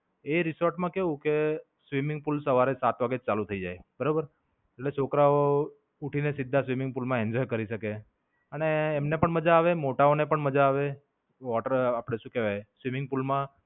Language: Gujarati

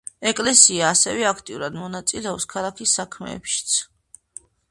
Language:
Georgian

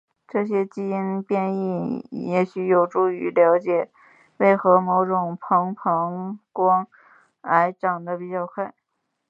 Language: Chinese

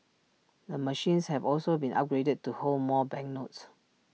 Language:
English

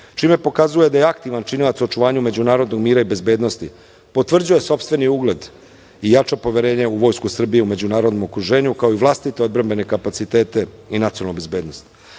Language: Serbian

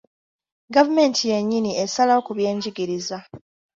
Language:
Ganda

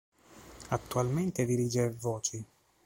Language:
Italian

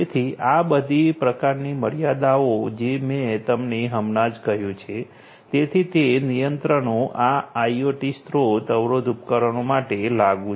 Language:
Gujarati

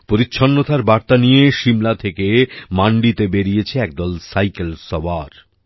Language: Bangla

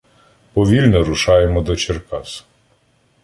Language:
Ukrainian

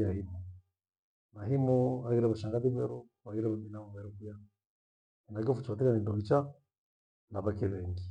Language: Gweno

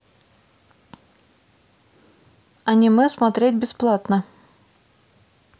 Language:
Russian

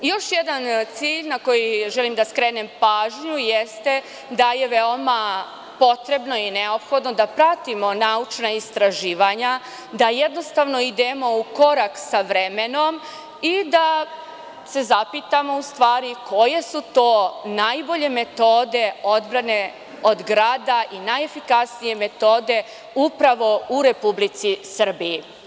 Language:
Serbian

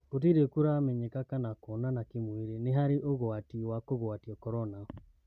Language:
Kikuyu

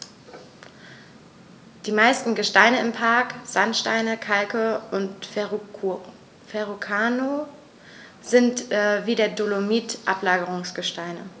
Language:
German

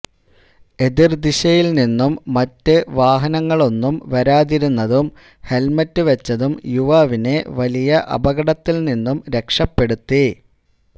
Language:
Malayalam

